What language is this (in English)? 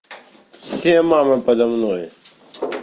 Russian